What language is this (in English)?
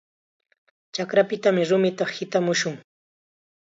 Chiquián Ancash Quechua